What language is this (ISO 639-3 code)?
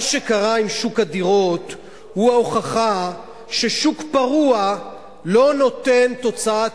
heb